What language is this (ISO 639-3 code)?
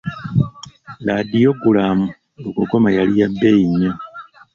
lug